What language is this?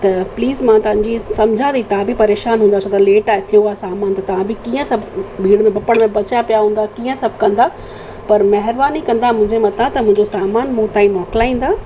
Sindhi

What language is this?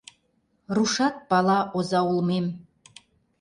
Mari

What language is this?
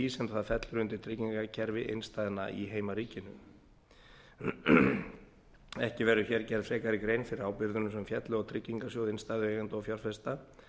Icelandic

